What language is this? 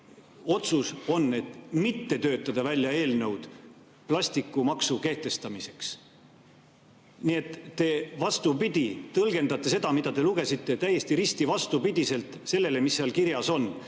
Estonian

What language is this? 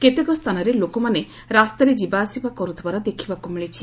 Odia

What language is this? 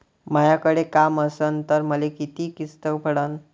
Marathi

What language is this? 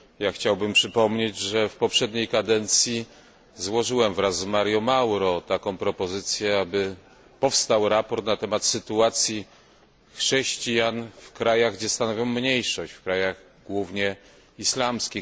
Polish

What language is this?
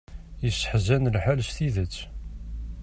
Kabyle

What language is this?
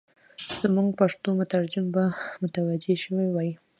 Pashto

